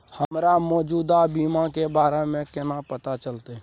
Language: Maithili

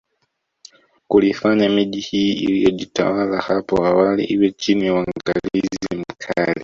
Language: Swahili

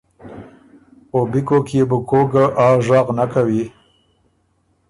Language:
Ormuri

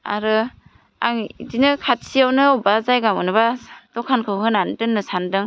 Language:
Bodo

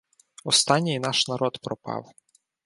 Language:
Ukrainian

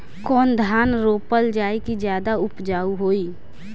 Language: Bhojpuri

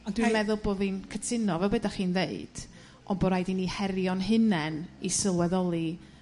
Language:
Welsh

